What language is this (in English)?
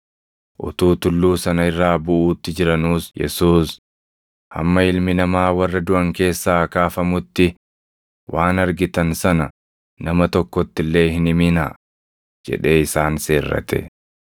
Oromo